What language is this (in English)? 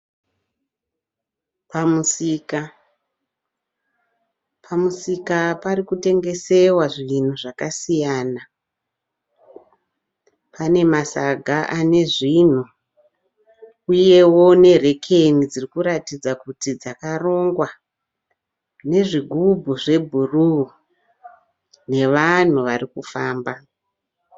Shona